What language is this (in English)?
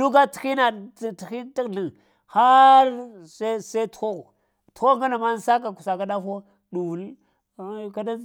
Lamang